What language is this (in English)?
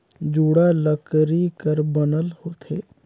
Chhattisgarhi